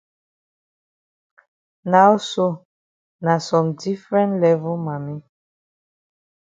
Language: Cameroon Pidgin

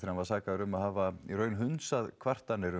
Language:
Icelandic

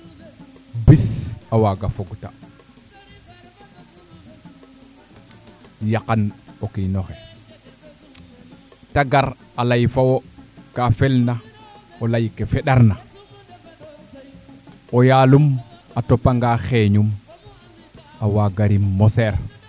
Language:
Serer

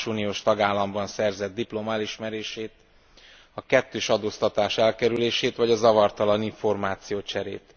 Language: Hungarian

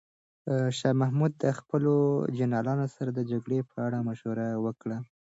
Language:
Pashto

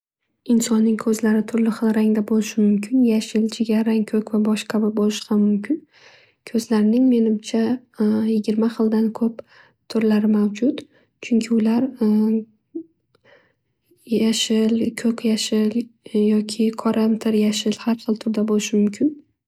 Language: Uzbek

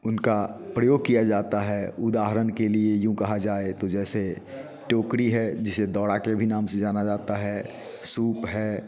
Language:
Hindi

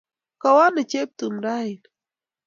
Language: Kalenjin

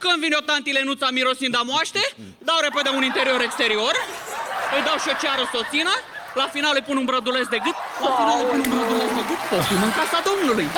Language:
Romanian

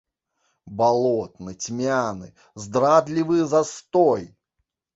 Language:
Belarusian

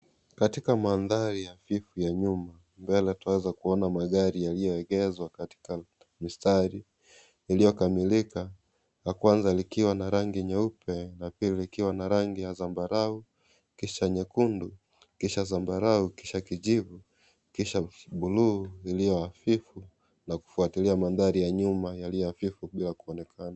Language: Swahili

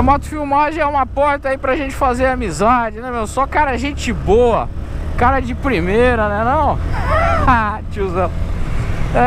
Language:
Portuguese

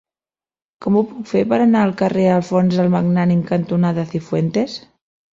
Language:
Catalan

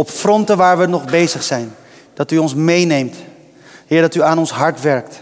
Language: Dutch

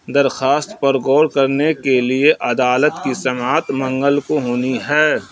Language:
Urdu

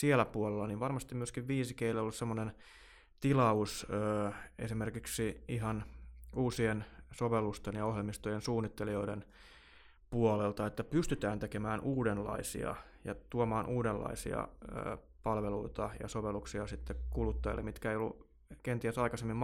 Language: Finnish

